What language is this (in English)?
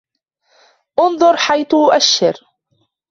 Arabic